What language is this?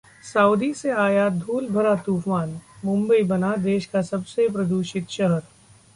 Hindi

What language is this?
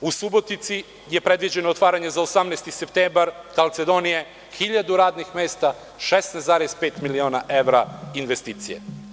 Serbian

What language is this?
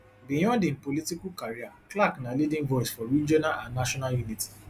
Nigerian Pidgin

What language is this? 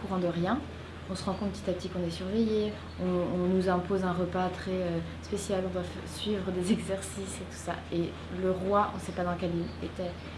French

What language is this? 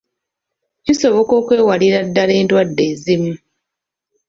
Ganda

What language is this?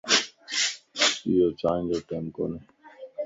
Lasi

